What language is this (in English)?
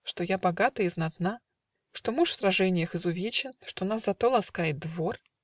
Russian